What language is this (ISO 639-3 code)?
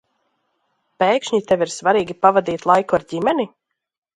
lav